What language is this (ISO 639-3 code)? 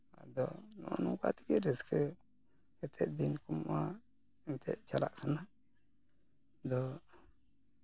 sat